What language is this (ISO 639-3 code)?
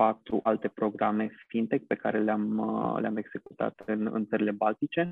ron